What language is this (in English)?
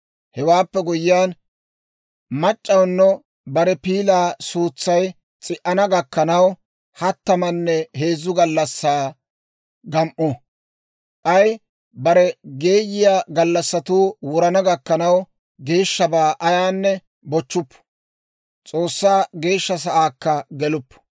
Dawro